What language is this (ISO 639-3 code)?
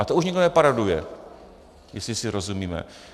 ces